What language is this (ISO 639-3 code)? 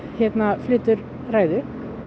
isl